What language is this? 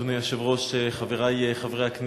Hebrew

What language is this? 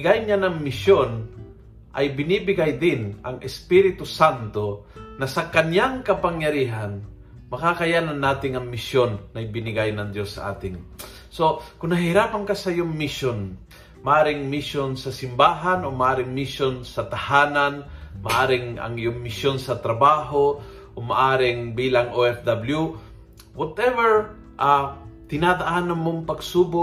Filipino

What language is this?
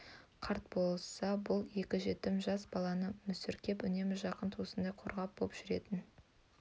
Kazakh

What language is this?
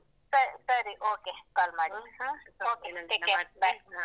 Kannada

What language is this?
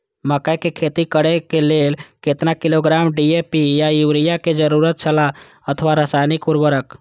Maithili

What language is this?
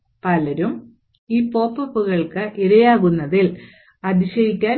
Malayalam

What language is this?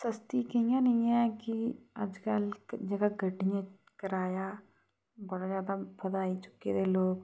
Dogri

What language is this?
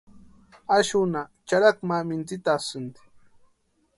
Western Highland Purepecha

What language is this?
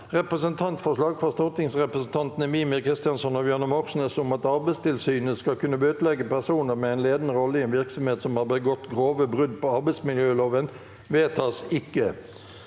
Norwegian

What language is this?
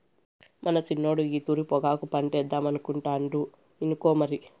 Telugu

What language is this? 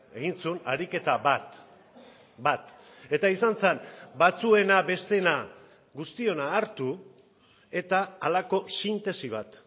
Basque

